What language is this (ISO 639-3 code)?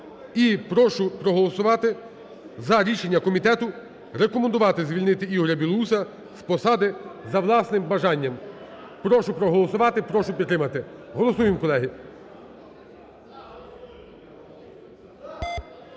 ukr